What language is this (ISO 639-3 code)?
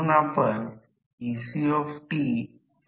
mar